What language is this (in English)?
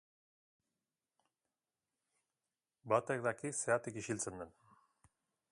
Basque